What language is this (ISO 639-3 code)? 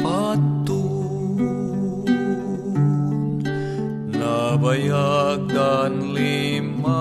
fil